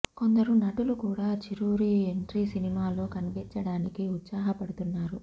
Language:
Telugu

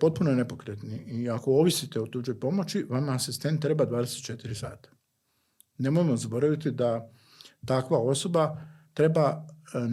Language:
Croatian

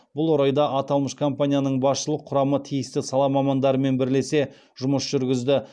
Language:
Kazakh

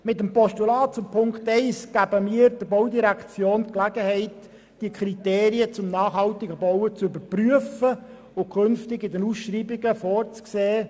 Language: Swiss German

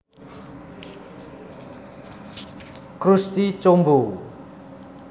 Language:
Javanese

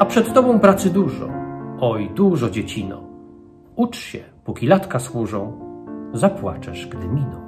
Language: Polish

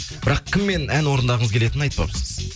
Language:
Kazakh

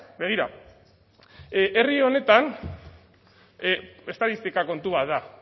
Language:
Basque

